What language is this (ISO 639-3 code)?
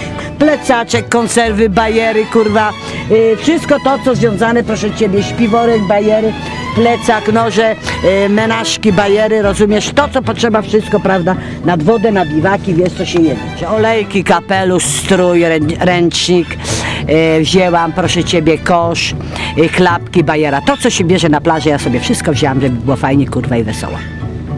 pol